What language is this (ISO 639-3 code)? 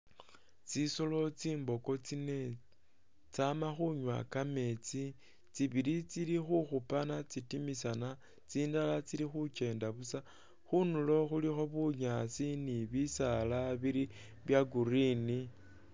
myx